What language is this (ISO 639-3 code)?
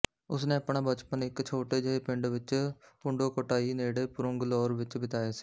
pan